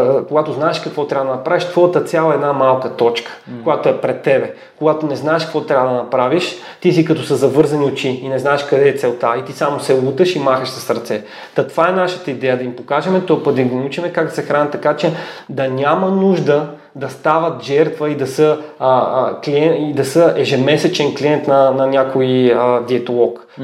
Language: Bulgarian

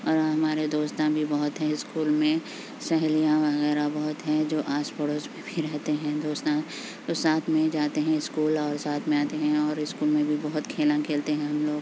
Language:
Urdu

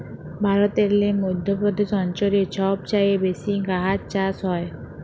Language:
Bangla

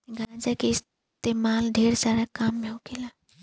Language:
Bhojpuri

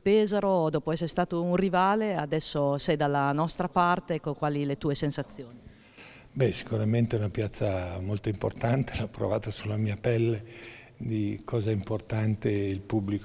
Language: Italian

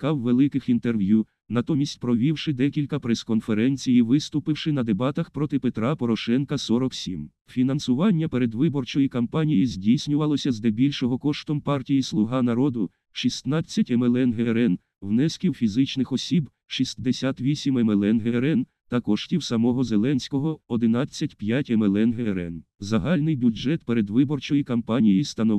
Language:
Ukrainian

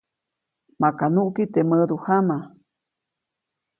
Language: Copainalá Zoque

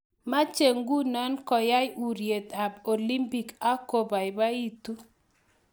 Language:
Kalenjin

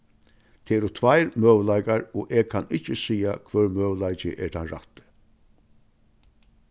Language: Faroese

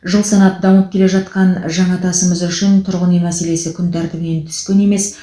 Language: Kazakh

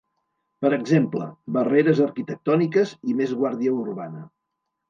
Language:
Catalan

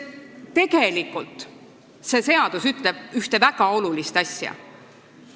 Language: Estonian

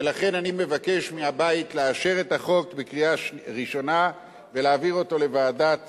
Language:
Hebrew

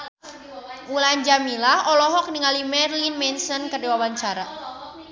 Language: Sundanese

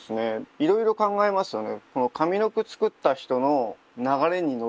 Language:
Japanese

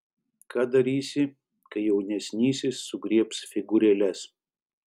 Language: Lithuanian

